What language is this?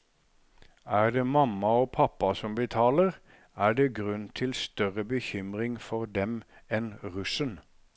Norwegian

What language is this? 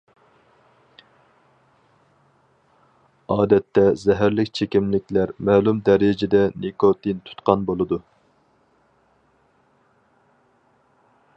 Uyghur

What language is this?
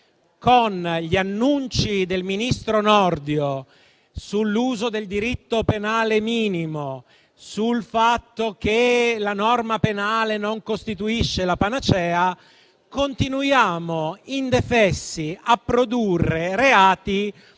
Italian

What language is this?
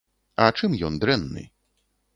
Belarusian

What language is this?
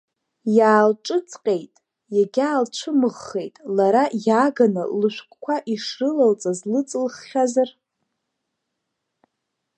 Abkhazian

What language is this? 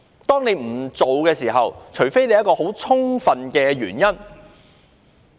Cantonese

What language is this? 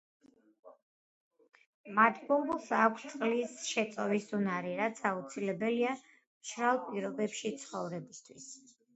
Georgian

